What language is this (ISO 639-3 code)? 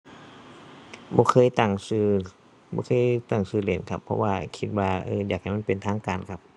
tha